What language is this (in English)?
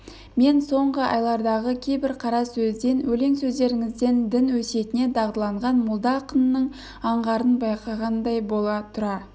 Kazakh